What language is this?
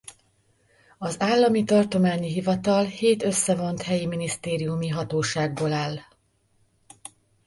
Hungarian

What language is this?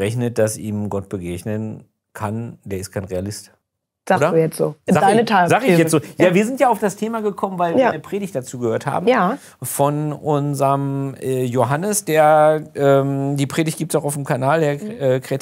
German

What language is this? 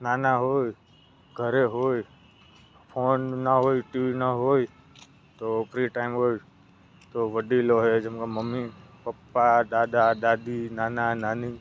Gujarati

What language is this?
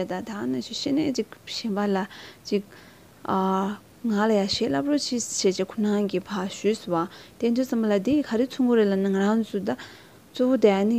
Korean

